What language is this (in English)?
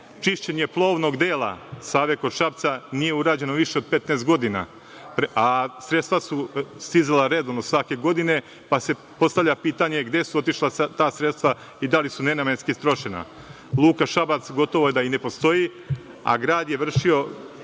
Serbian